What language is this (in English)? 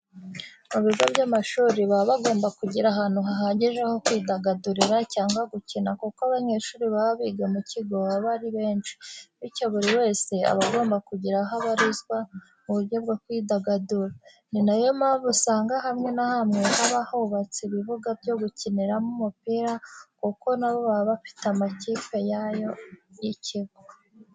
Kinyarwanda